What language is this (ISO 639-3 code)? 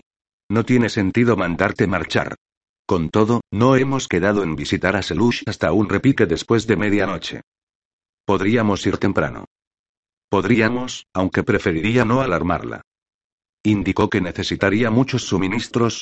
spa